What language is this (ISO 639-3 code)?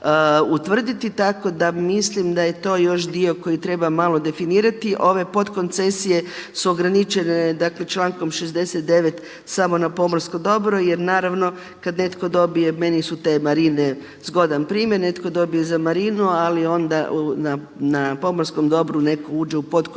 hrv